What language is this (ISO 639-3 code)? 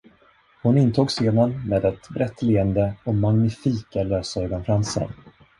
swe